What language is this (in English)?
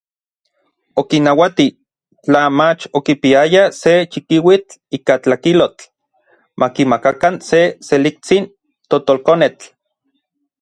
Orizaba Nahuatl